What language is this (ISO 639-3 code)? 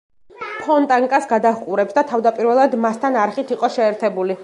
kat